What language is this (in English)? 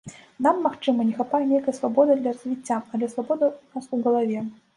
Belarusian